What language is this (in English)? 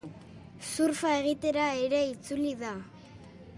Basque